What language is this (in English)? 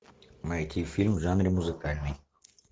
Russian